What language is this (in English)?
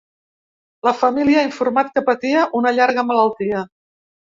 Catalan